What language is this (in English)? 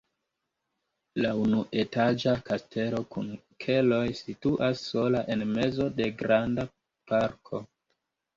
Esperanto